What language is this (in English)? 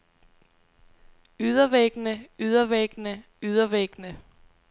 Danish